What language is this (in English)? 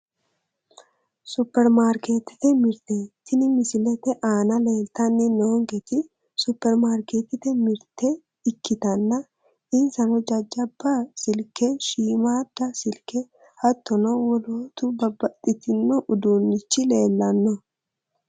Sidamo